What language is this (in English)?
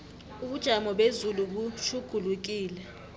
South Ndebele